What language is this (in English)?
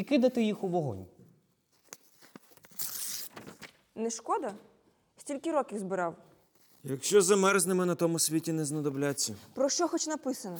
Ukrainian